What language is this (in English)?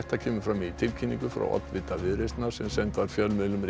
Icelandic